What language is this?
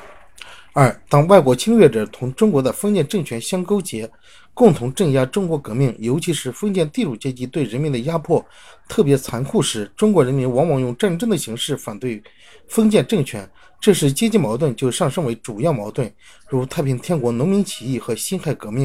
Chinese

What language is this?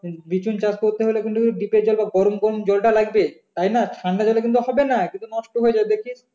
Bangla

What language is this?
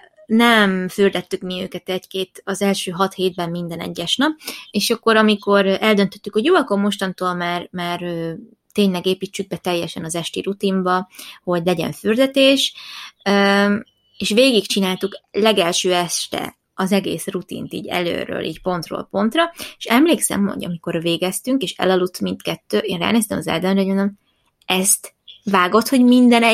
Hungarian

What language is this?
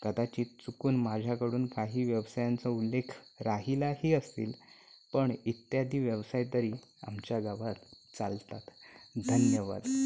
Marathi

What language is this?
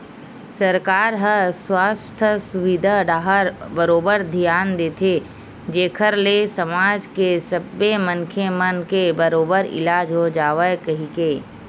Chhattisgarhi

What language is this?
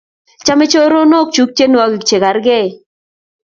Kalenjin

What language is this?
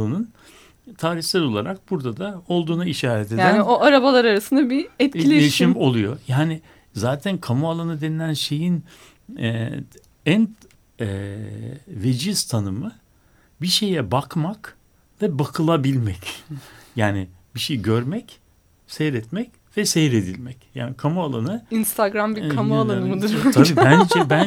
Turkish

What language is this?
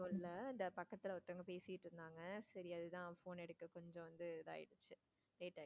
Tamil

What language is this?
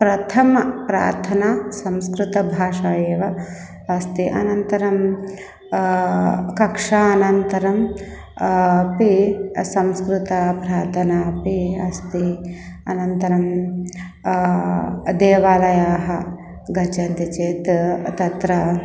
Sanskrit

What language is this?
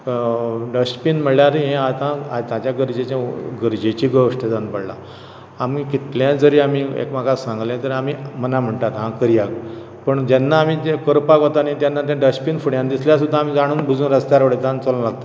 Konkani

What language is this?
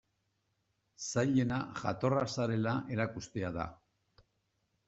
Basque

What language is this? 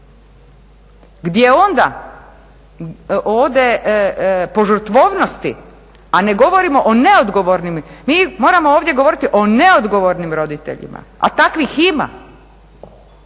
Croatian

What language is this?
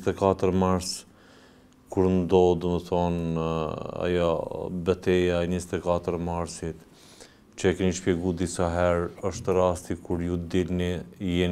Romanian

